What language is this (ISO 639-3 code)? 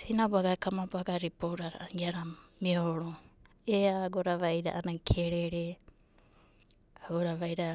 kbt